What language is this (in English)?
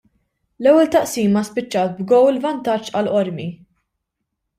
Maltese